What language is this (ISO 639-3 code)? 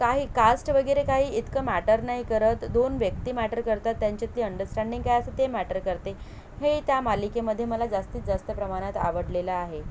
mar